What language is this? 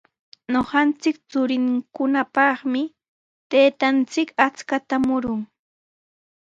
Sihuas Ancash Quechua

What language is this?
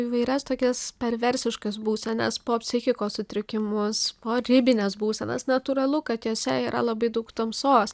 Lithuanian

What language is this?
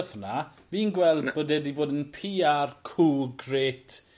Welsh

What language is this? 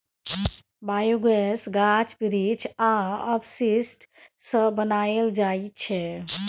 Maithili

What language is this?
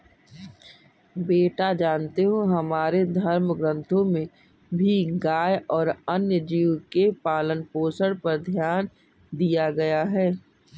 Hindi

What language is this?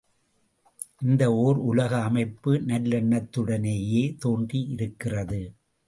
Tamil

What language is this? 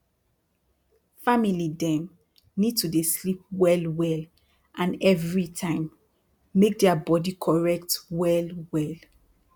Nigerian Pidgin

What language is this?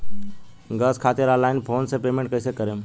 Bhojpuri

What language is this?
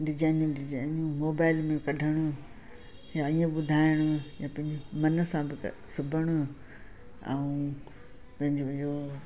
Sindhi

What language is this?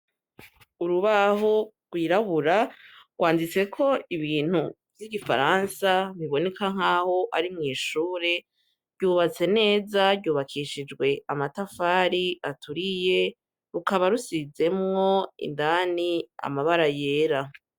Rundi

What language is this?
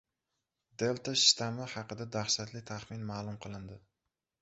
Uzbek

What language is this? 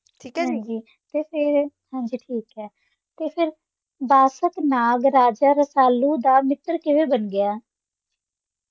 Punjabi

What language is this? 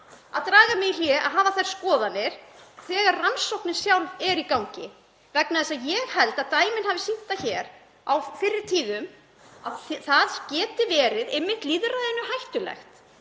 Icelandic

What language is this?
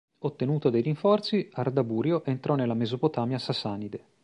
Italian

